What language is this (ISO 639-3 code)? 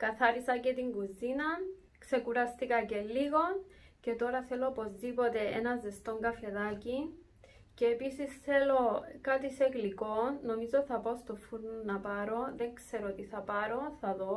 ell